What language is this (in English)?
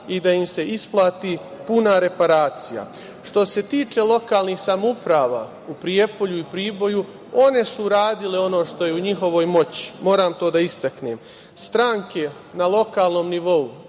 Serbian